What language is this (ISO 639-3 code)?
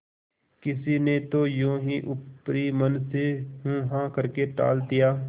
hin